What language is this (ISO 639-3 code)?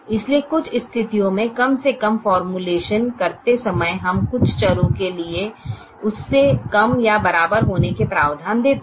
hin